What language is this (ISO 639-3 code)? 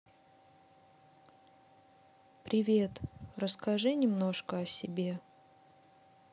rus